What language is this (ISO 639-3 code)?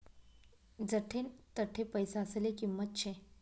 mar